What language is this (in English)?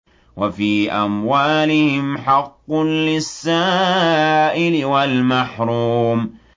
Arabic